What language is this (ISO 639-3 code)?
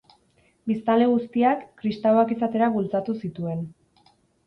eus